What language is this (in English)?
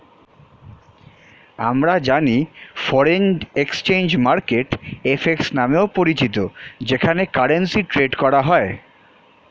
Bangla